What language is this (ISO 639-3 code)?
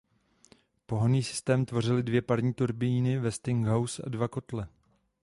ces